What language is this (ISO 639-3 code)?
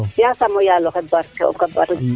srr